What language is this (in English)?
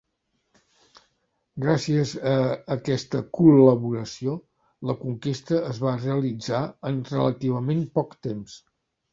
Catalan